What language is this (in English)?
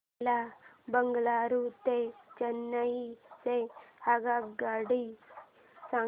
Marathi